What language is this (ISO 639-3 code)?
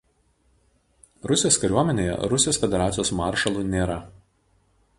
lit